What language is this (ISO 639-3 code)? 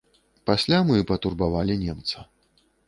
bel